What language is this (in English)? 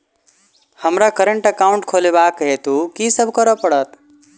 Maithili